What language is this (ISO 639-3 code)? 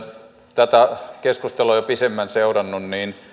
fin